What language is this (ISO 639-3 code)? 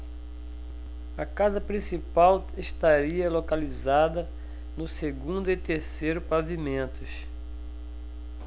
por